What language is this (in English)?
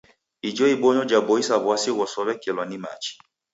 Taita